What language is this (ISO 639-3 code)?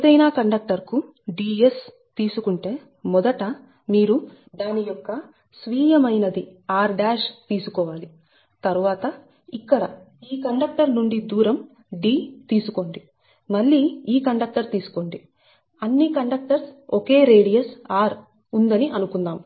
tel